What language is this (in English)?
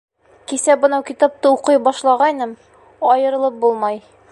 Bashkir